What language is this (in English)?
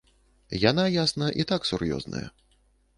Belarusian